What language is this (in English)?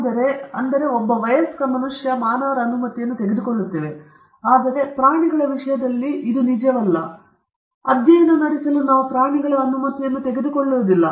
Kannada